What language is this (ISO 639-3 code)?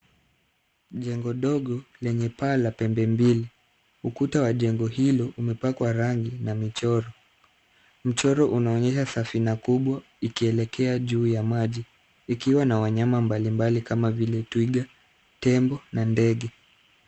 swa